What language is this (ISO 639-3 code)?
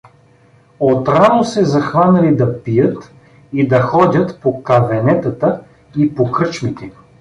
bul